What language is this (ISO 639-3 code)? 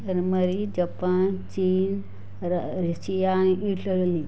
mar